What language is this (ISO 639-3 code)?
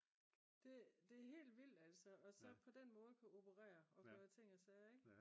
dan